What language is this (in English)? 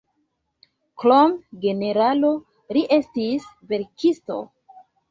Esperanto